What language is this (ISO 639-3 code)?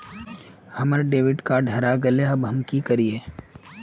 mag